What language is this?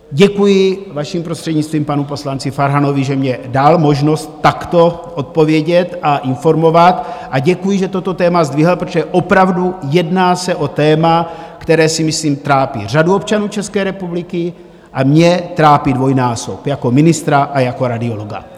Czech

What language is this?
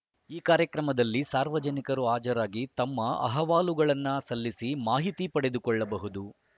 Kannada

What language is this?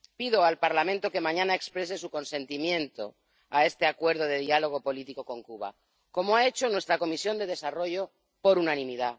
Spanish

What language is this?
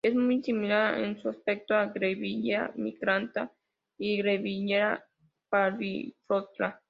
Spanish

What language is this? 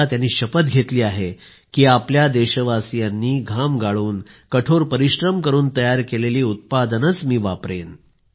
Marathi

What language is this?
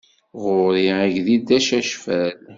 Kabyle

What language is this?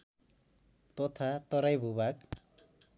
Nepali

